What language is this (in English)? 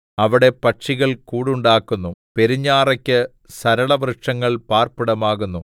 Malayalam